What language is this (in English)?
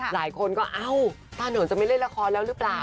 Thai